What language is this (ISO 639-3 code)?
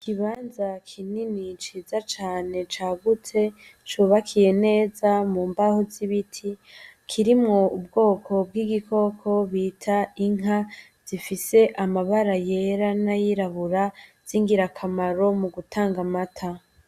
run